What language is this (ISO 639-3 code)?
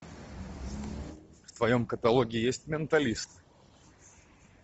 rus